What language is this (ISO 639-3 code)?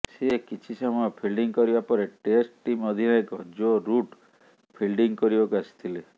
ori